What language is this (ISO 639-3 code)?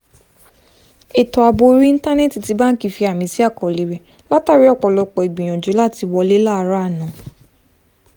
yor